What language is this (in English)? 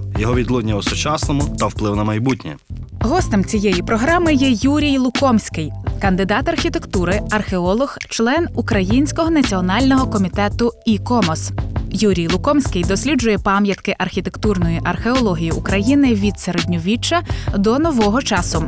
Ukrainian